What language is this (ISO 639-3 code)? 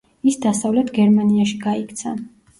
kat